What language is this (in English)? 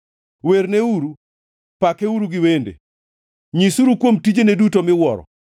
Luo (Kenya and Tanzania)